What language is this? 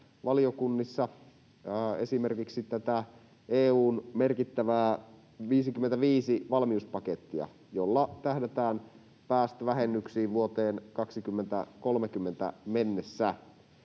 Finnish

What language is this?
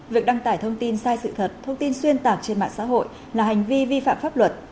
Vietnamese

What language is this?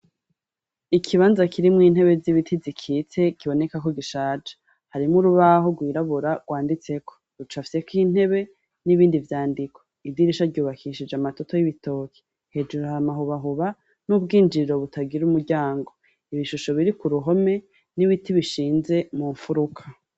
Rundi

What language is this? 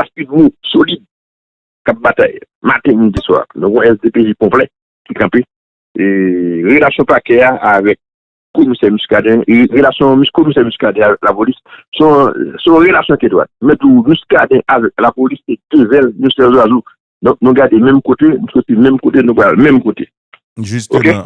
French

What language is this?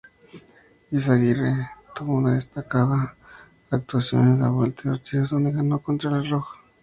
Spanish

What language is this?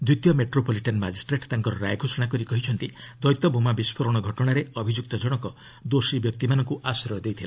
Odia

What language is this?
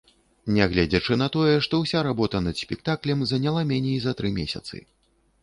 Belarusian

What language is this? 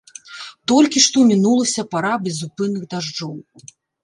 Belarusian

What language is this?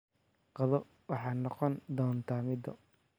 Somali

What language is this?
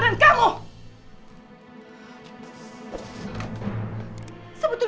Indonesian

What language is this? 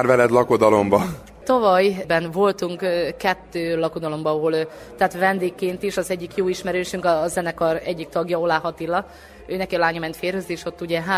Hungarian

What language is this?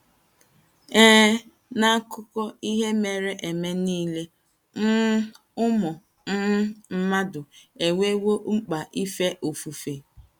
Igbo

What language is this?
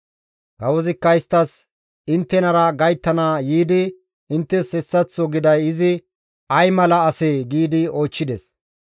Gamo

